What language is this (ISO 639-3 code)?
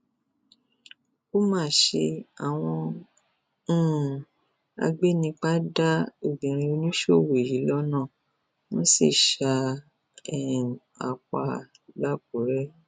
yor